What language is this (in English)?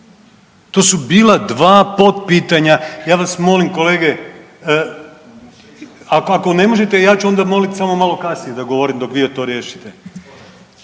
Croatian